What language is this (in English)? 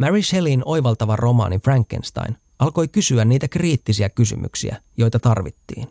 Finnish